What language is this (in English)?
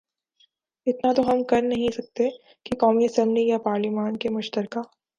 Urdu